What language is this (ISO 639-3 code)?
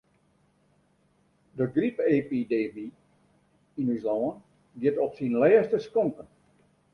fry